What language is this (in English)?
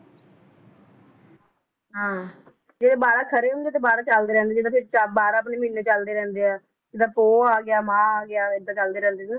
Punjabi